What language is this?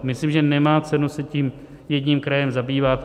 Czech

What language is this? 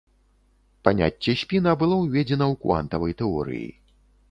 Belarusian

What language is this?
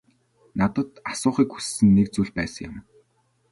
Mongolian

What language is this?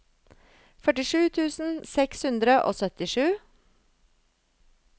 Norwegian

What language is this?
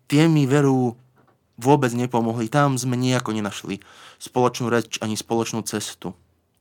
Slovak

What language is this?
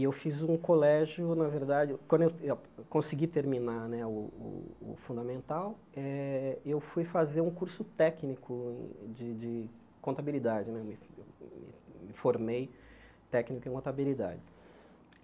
Portuguese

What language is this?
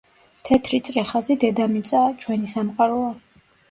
Georgian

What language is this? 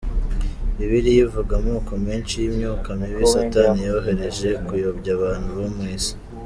Kinyarwanda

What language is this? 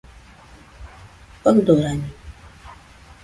Nüpode Huitoto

